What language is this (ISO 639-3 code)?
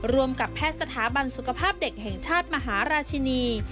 tha